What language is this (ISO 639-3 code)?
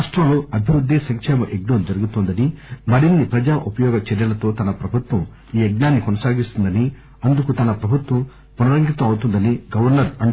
tel